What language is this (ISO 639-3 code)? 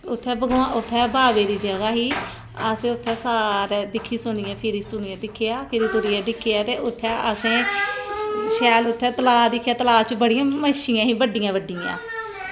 doi